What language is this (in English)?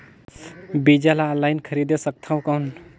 Chhattisgarhi